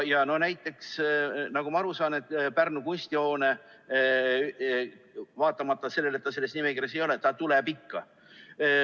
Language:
Estonian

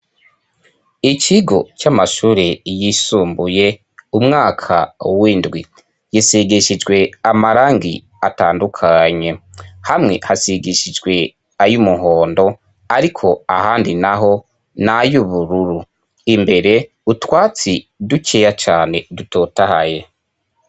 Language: Rundi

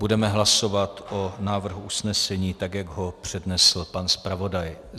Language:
Czech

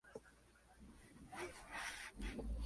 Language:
Spanish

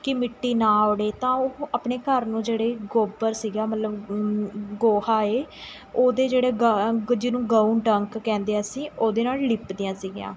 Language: Punjabi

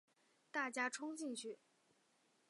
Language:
Chinese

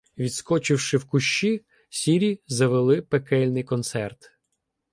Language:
Ukrainian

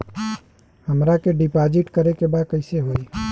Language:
Bhojpuri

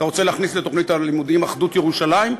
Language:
Hebrew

